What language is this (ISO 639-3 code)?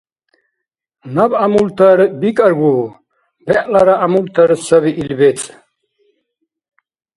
dar